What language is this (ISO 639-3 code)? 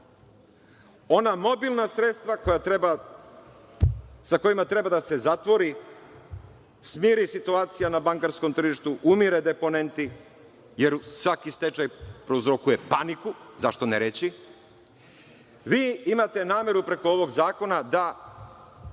srp